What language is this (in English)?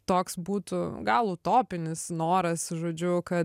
Lithuanian